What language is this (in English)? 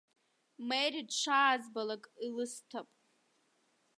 Abkhazian